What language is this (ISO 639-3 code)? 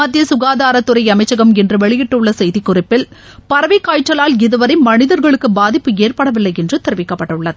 tam